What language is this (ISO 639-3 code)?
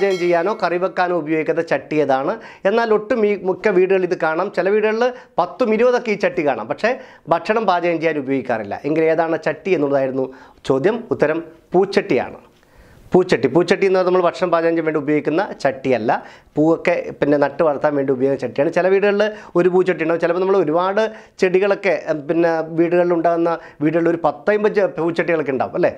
mal